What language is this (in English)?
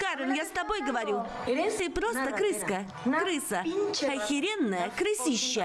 Russian